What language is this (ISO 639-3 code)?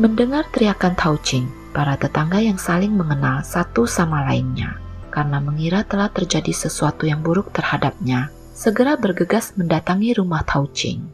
ind